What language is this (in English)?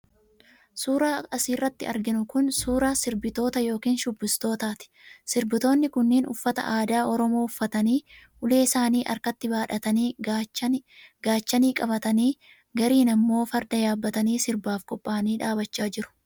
Oromo